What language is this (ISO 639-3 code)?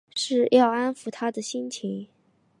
zho